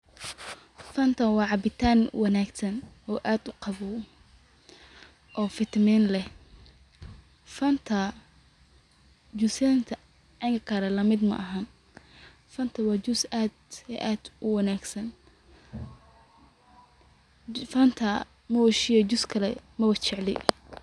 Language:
Somali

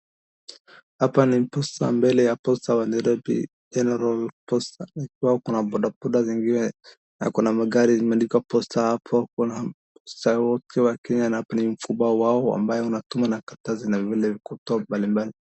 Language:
Swahili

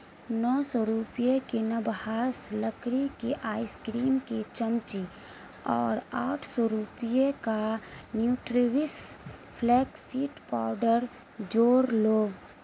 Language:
Urdu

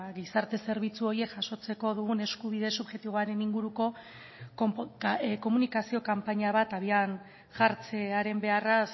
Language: Basque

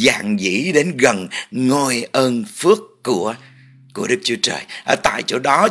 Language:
Vietnamese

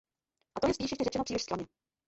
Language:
Czech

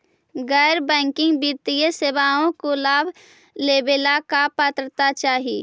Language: Magahi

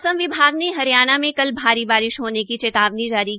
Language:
Hindi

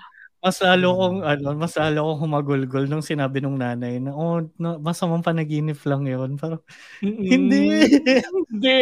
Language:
Filipino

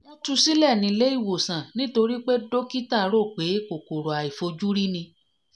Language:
Yoruba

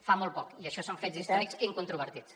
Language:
Catalan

